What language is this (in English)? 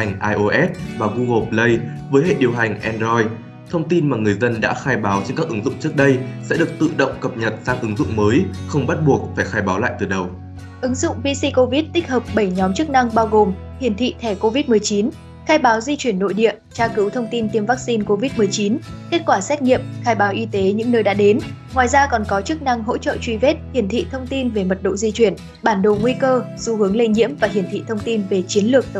Vietnamese